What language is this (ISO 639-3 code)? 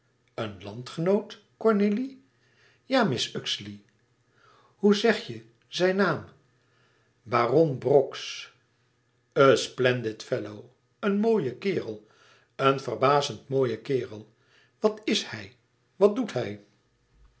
nld